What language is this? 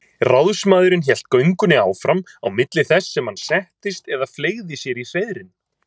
Icelandic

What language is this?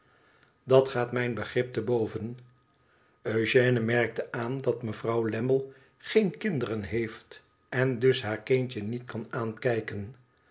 Dutch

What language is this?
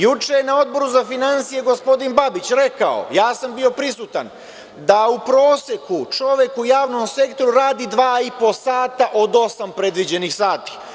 Serbian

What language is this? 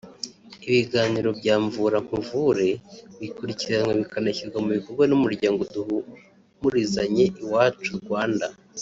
Kinyarwanda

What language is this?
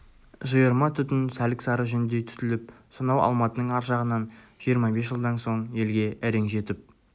Kazakh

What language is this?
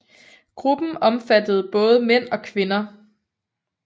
Danish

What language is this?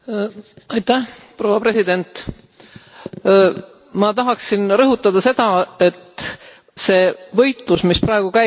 Estonian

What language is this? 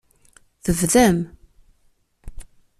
Kabyle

